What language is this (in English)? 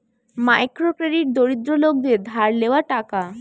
Bangla